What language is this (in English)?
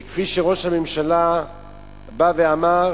Hebrew